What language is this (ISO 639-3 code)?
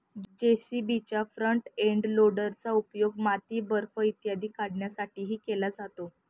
mar